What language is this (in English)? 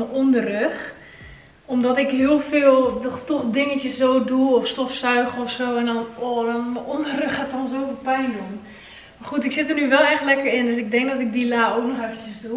Dutch